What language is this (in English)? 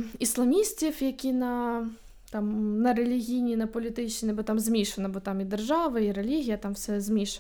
Ukrainian